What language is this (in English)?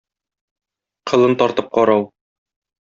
Tatar